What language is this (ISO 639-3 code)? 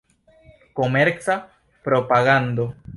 epo